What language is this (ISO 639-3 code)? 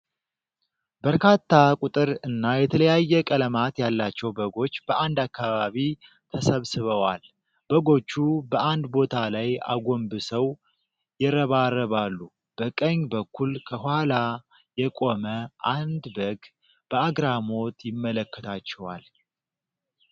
amh